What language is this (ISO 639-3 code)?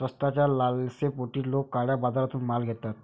mar